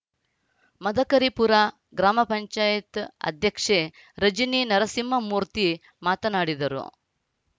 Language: Kannada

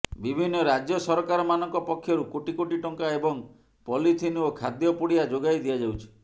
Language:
Odia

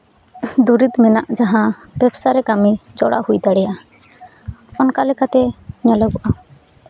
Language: Santali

